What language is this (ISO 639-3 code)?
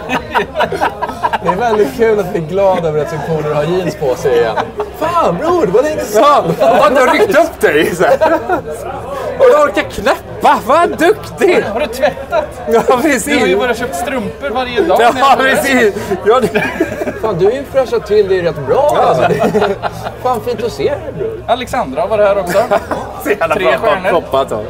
swe